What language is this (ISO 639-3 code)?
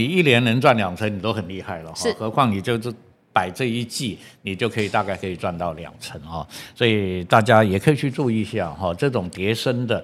zho